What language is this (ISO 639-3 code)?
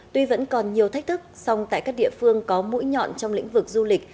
vie